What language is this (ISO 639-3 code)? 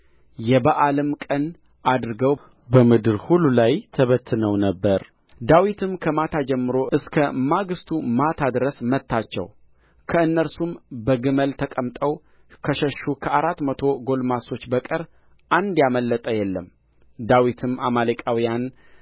amh